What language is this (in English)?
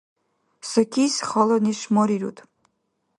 Dargwa